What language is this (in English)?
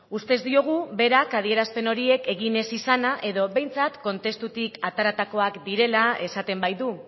Basque